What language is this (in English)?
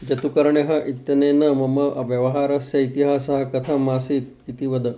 Sanskrit